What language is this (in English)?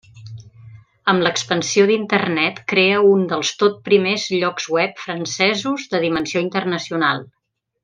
Catalan